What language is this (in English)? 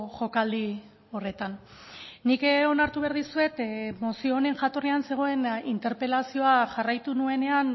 Basque